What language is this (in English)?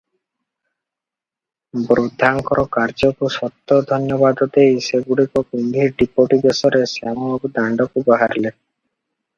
Odia